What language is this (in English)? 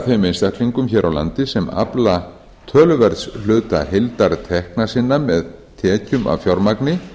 Icelandic